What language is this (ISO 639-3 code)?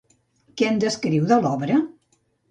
cat